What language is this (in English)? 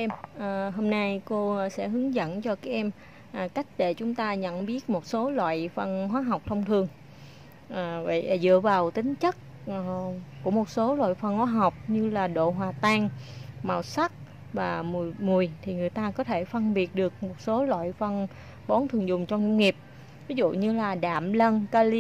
Vietnamese